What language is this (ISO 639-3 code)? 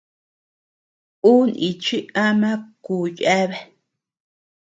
cux